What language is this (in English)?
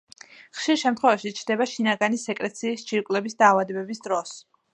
Georgian